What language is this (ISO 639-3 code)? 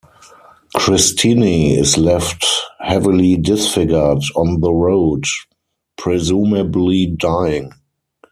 eng